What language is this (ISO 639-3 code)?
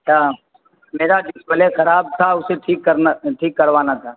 urd